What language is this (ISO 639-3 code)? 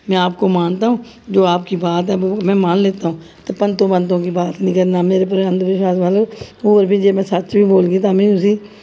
doi